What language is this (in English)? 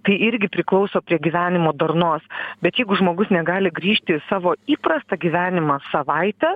Lithuanian